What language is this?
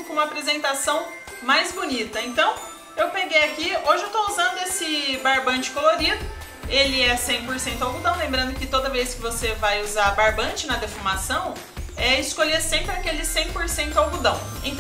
Portuguese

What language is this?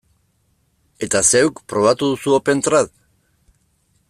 Basque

